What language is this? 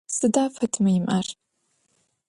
Adyghe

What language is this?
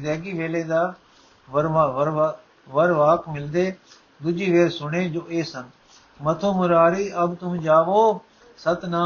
Punjabi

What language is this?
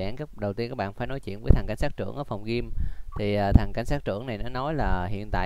Vietnamese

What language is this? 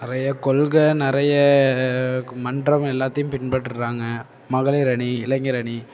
Tamil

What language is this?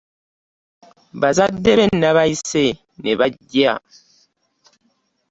Ganda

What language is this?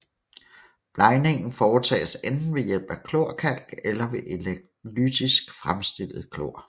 Danish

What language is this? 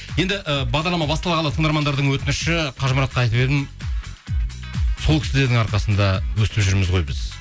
Kazakh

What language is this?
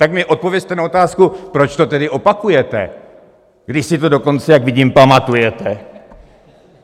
Czech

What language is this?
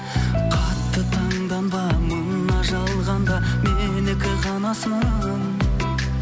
Kazakh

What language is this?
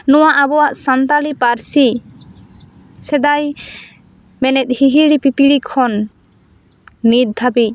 Santali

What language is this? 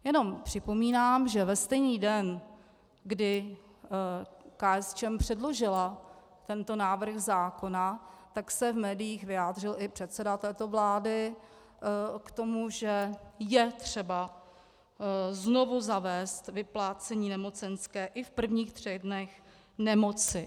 Czech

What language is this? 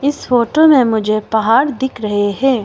Hindi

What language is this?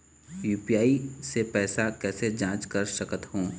Chhattisgarhi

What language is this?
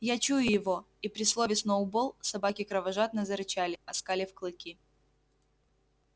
Russian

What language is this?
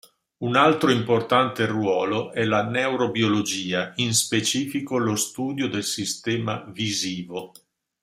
Italian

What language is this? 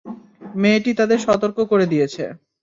Bangla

